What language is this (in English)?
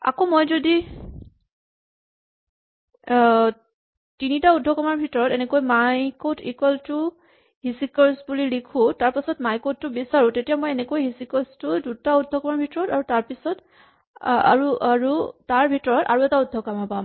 Assamese